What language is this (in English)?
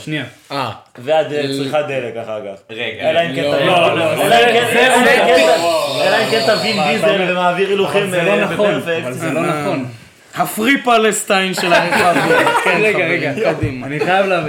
Hebrew